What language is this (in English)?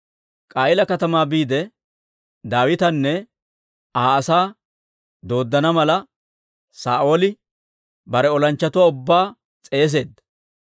Dawro